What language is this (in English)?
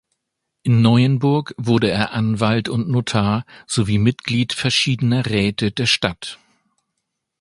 German